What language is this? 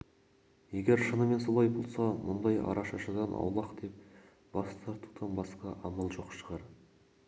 Kazakh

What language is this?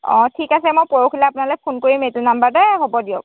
Assamese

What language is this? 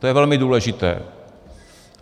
Czech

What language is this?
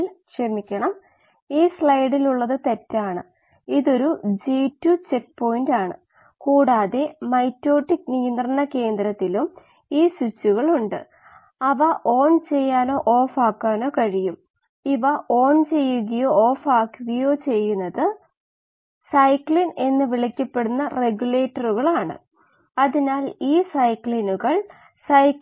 Malayalam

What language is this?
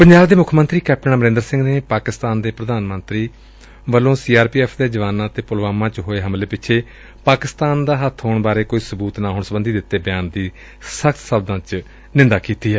Punjabi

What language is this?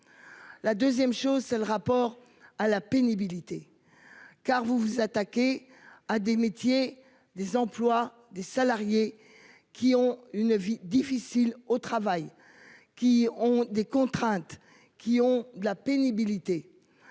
French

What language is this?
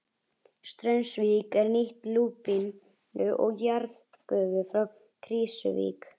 Icelandic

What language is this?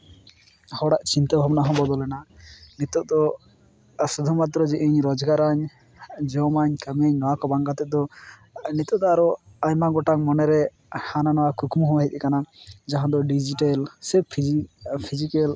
Santali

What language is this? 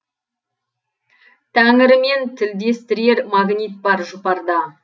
Kazakh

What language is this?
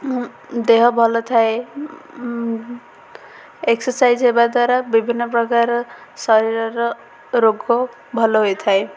Odia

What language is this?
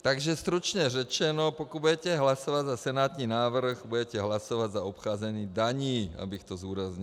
Czech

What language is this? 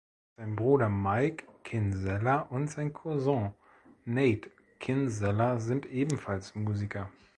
German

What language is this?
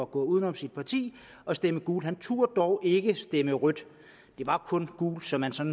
Danish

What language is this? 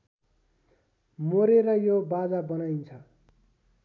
Nepali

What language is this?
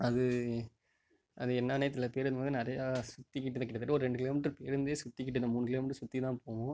Tamil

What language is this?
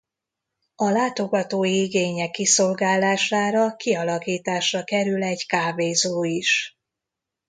Hungarian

